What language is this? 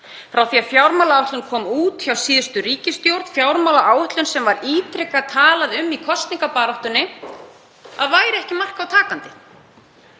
Icelandic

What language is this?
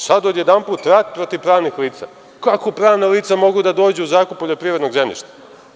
Serbian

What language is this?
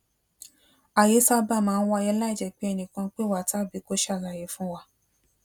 Yoruba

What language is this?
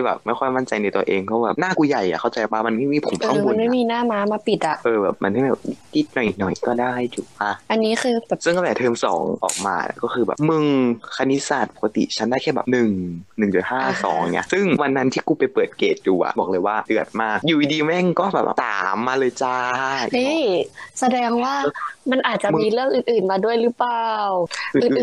Thai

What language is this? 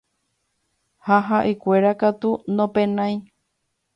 Guarani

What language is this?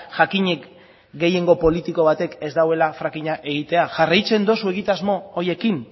Basque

